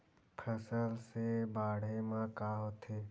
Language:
Chhattisgarhi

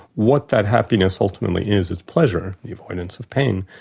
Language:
English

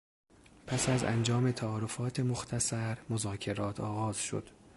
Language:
Persian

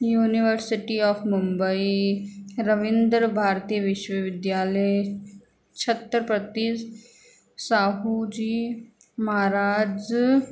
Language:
Sindhi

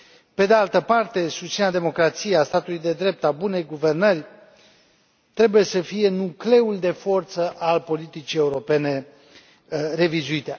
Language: Romanian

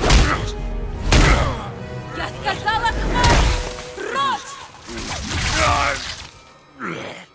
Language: Russian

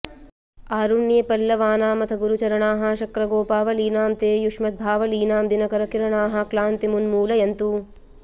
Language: Sanskrit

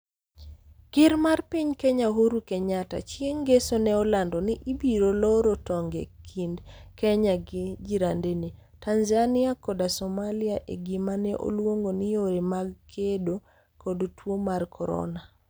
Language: Luo (Kenya and Tanzania)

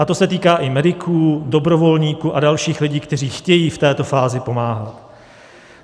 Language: Czech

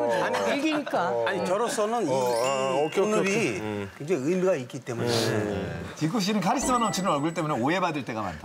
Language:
Korean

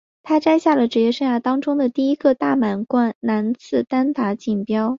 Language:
Chinese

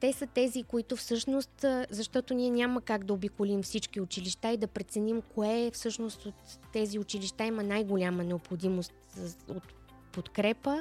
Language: Bulgarian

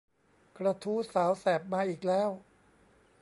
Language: Thai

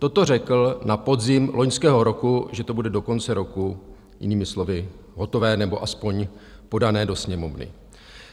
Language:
Czech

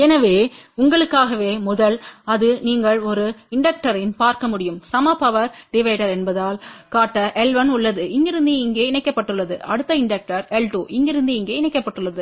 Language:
Tamil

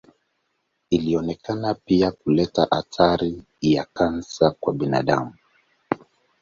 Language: Swahili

